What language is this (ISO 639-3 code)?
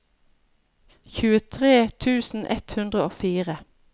nor